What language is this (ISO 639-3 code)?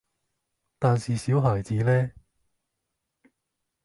yue